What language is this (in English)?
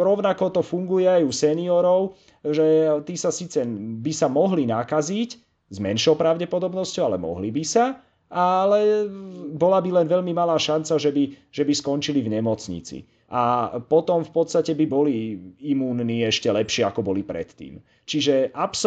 Slovak